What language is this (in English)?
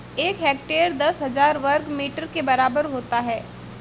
Hindi